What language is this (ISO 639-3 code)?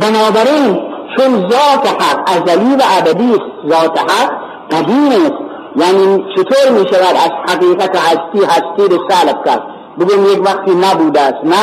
fas